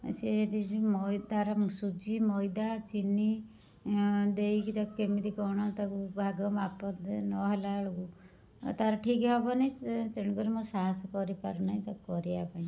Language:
Odia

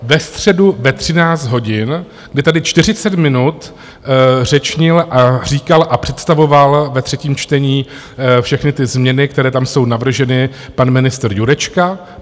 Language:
Czech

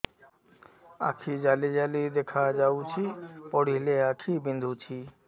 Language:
Odia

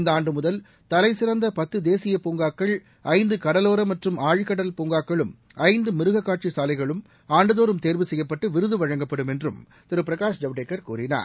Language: Tamil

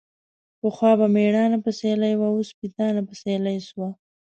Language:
Pashto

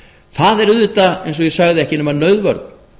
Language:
Icelandic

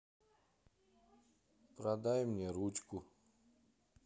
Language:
Russian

